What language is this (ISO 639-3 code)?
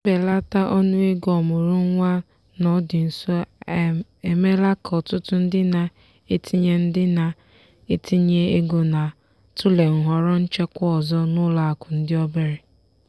ibo